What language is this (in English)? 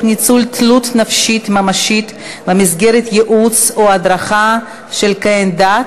Hebrew